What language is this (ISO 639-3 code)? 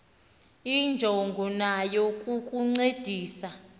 xho